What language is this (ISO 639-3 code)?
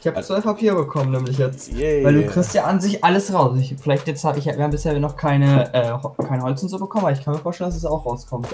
deu